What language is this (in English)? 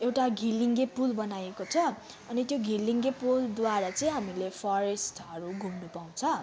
Nepali